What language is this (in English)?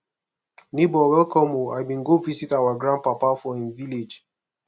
Nigerian Pidgin